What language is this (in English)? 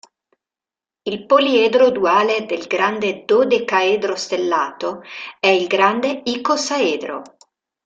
Italian